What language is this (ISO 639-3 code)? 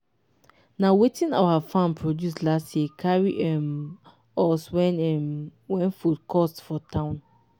pcm